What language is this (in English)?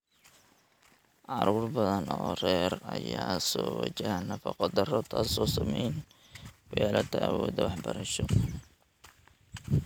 Somali